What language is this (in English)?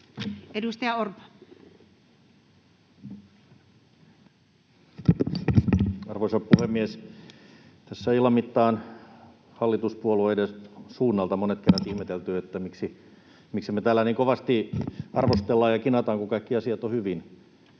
Finnish